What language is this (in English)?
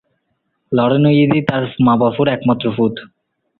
Bangla